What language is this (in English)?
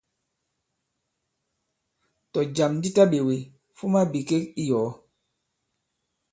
Bankon